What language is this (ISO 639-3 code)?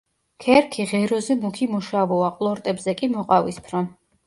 kat